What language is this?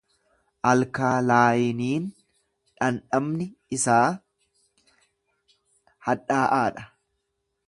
Oromo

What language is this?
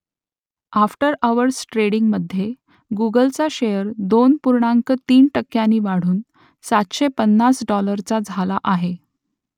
Marathi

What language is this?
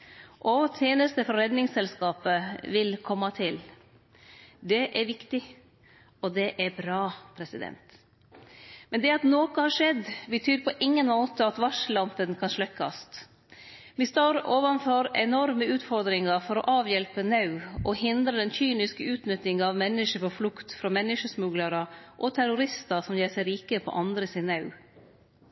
Norwegian Nynorsk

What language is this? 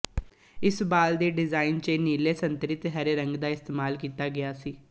Punjabi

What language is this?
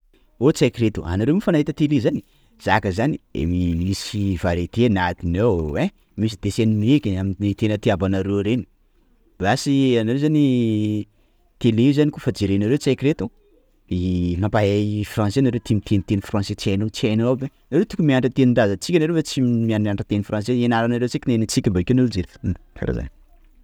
Sakalava Malagasy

